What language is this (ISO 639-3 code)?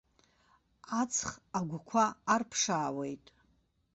abk